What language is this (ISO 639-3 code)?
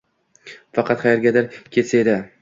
uzb